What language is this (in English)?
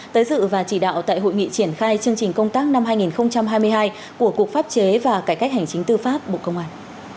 Vietnamese